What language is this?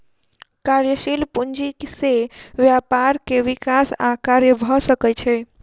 Maithili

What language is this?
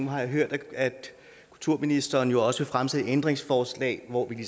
Danish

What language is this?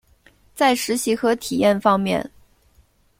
Chinese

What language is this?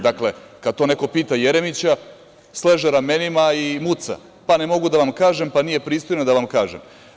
Serbian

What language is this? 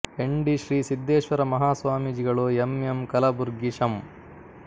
Kannada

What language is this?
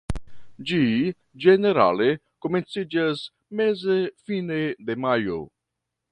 Esperanto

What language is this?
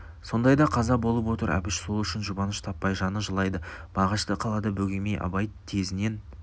Kazakh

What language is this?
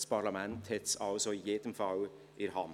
Swiss German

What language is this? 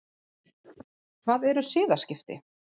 Icelandic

